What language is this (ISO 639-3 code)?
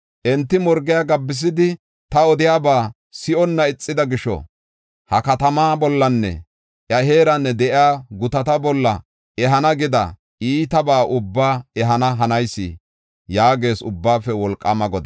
gof